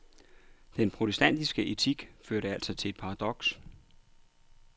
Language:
Danish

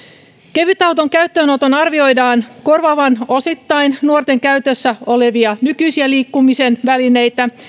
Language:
Finnish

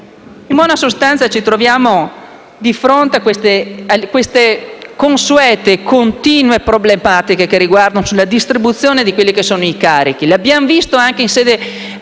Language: Italian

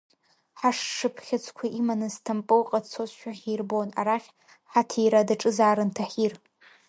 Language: Abkhazian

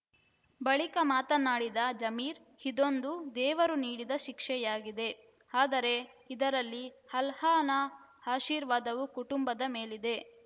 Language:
Kannada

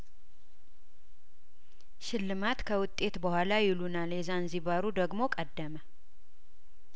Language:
Amharic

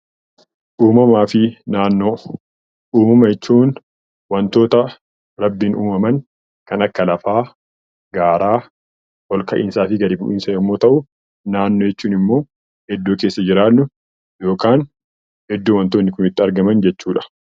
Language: Oromo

